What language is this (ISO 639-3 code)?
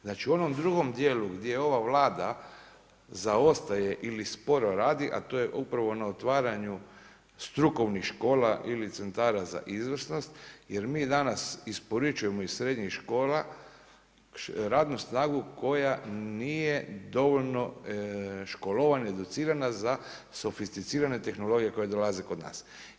hrv